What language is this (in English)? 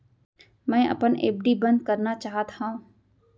Chhattisgarhi